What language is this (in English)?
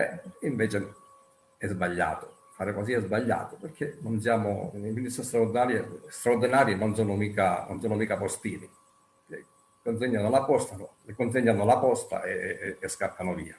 Italian